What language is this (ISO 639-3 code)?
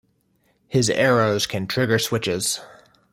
eng